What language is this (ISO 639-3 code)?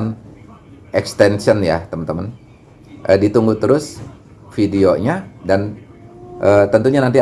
ind